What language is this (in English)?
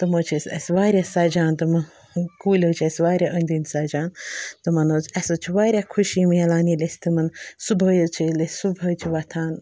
Kashmiri